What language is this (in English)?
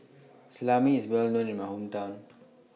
English